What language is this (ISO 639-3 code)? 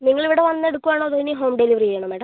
mal